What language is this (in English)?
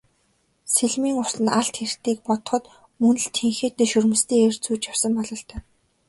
Mongolian